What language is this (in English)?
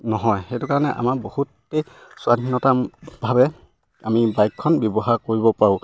Assamese